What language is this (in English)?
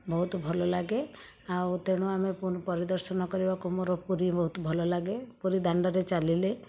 Odia